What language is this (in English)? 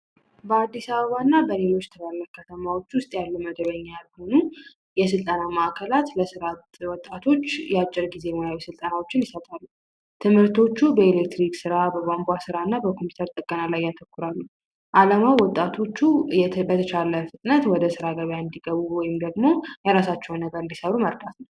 Amharic